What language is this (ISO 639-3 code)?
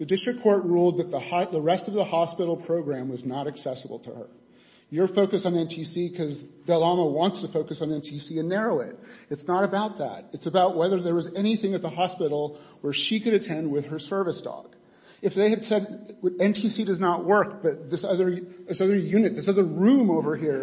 eng